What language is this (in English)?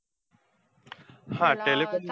Marathi